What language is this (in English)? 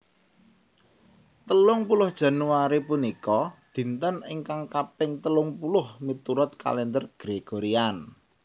Javanese